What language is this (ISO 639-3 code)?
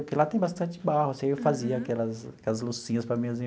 por